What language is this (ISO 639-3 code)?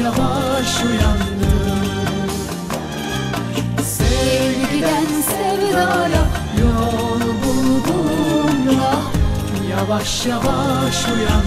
tur